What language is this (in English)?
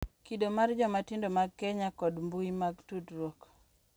Luo (Kenya and Tanzania)